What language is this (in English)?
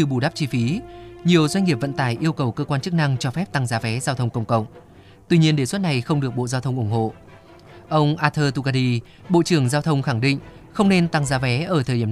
Vietnamese